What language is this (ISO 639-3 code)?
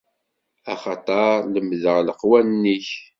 kab